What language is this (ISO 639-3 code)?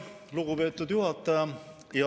est